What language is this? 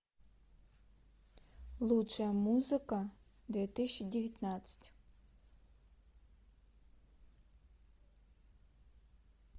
Russian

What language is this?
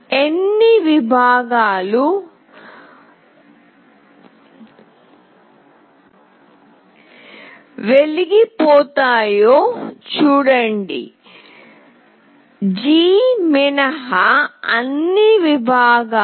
Telugu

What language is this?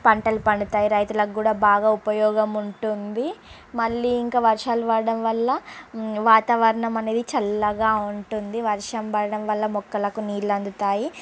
Telugu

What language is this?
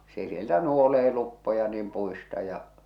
Finnish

